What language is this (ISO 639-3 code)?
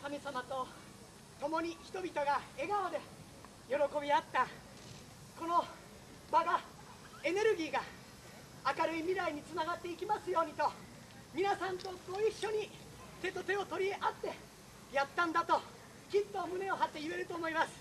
jpn